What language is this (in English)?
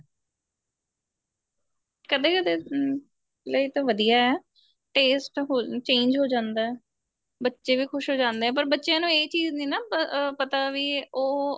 Punjabi